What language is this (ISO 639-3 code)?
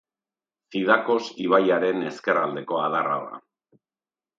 eus